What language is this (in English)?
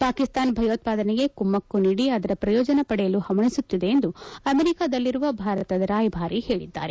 Kannada